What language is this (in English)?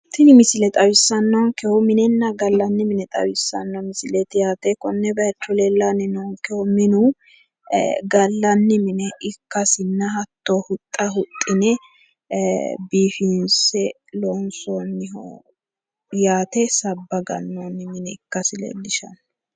Sidamo